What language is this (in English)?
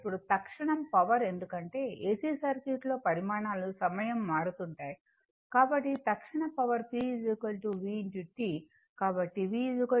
Telugu